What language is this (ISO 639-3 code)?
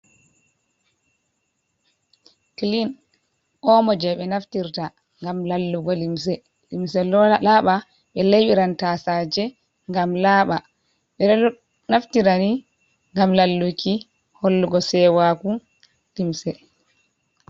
ful